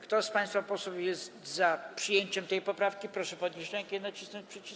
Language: Polish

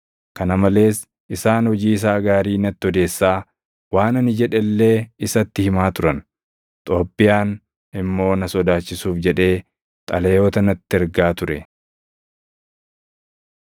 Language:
Oromo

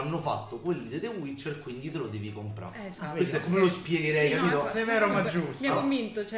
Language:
Italian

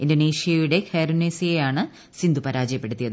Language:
Malayalam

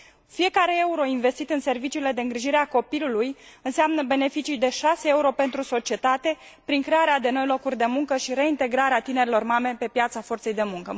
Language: Romanian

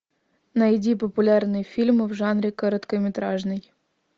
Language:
Russian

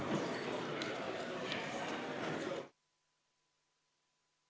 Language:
Estonian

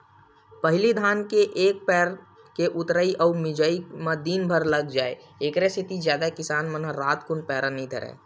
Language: Chhattisgarhi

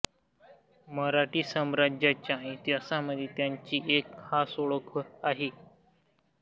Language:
Marathi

